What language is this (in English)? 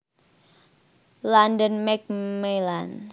Javanese